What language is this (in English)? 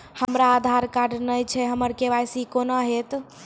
Maithili